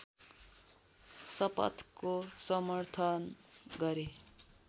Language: Nepali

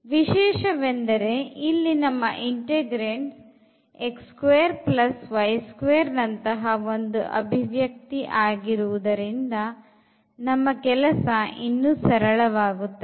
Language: Kannada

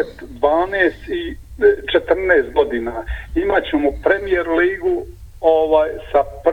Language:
Croatian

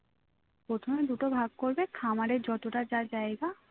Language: Bangla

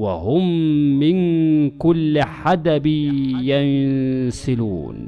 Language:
Arabic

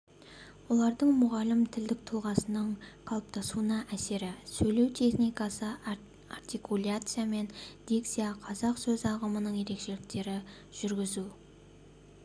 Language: Kazakh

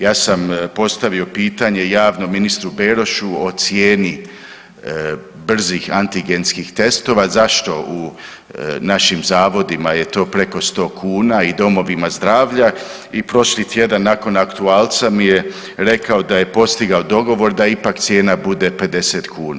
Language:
Croatian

